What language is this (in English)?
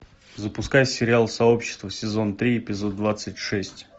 Russian